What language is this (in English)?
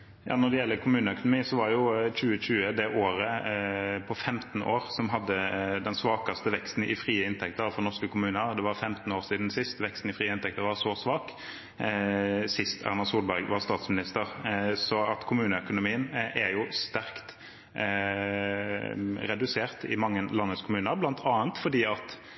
Norwegian